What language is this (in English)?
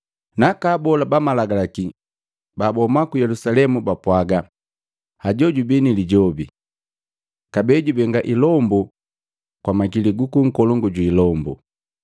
Matengo